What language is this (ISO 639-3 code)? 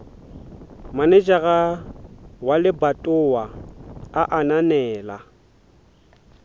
sot